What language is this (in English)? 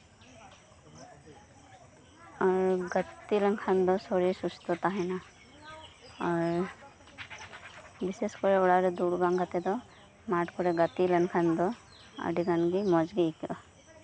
Santali